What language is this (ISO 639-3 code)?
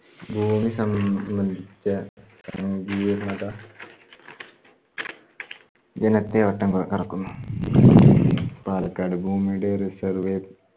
mal